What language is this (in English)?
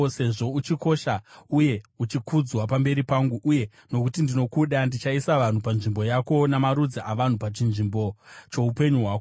Shona